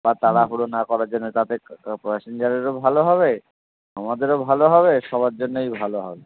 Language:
Bangla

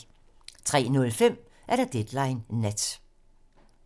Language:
Danish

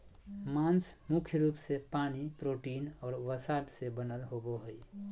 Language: Magahi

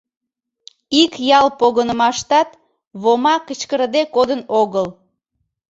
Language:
Mari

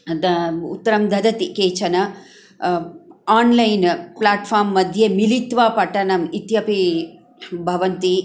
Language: Sanskrit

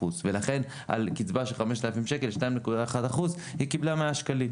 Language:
Hebrew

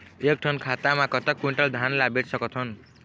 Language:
Chhattisgarhi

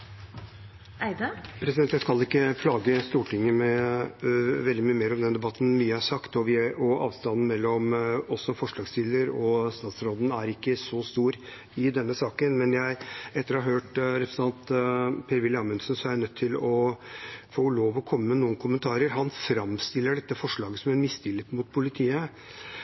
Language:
Norwegian Bokmål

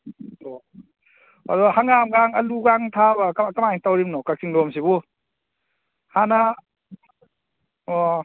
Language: Manipuri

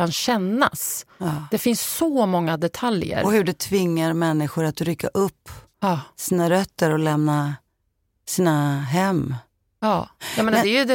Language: Swedish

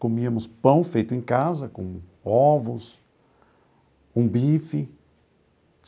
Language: Portuguese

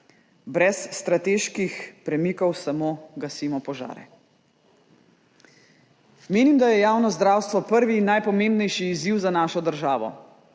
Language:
Slovenian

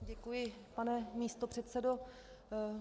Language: Czech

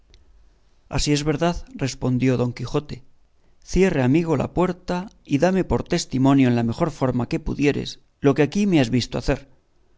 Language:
Spanish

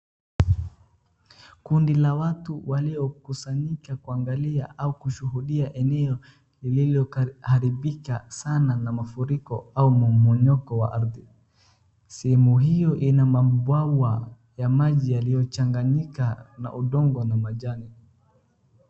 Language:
Swahili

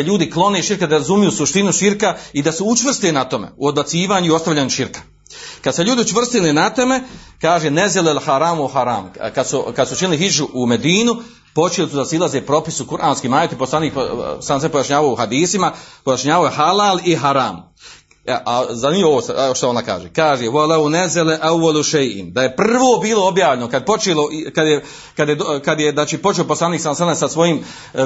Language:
Croatian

